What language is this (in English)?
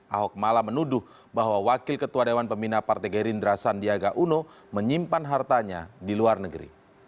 Indonesian